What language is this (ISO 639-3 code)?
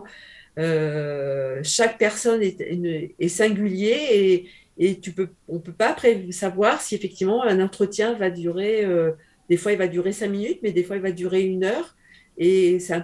fra